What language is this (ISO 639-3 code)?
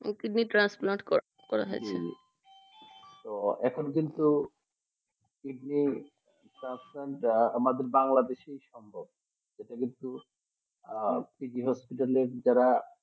ben